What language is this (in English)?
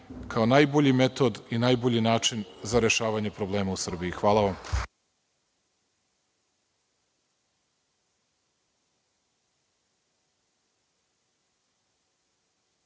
Serbian